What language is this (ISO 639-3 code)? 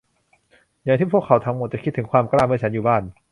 tha